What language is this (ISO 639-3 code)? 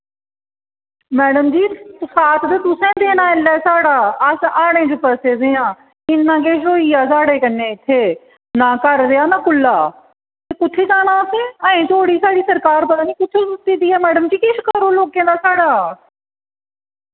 doi